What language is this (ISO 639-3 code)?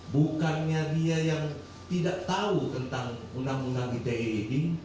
ind